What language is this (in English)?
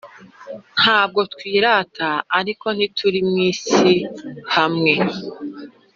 Kinyarwanda